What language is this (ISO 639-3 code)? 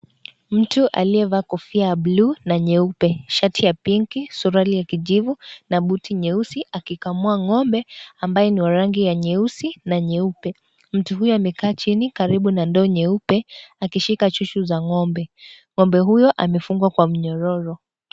swa